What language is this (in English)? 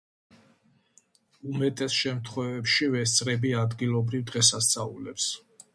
Georgian